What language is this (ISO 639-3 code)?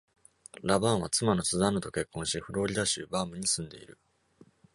jpn